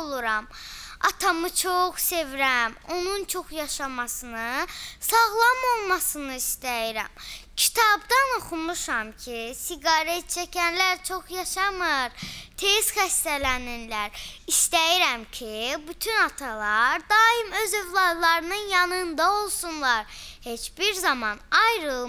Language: Turkish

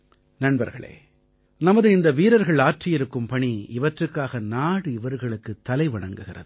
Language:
Tamil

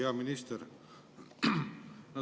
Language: Estonian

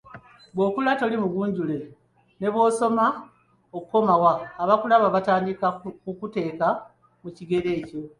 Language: Ganda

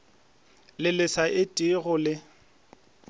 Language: Northern Sotho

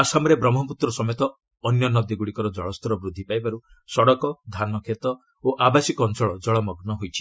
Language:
Odia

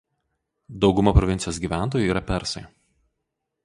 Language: Lithuanian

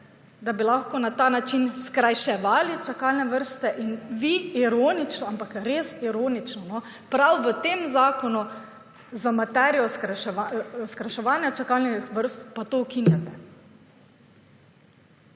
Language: Slovenian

